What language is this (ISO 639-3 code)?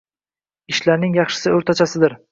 uzb